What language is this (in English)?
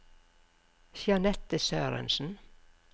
Norwegian